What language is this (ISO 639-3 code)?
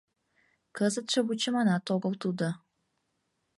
chm